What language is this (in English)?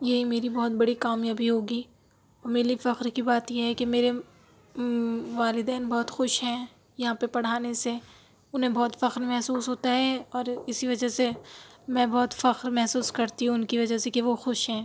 Urdu